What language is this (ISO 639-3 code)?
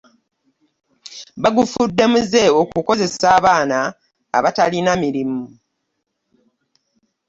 lug